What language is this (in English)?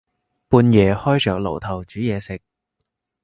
Cantonese